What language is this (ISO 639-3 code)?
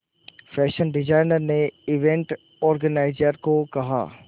hin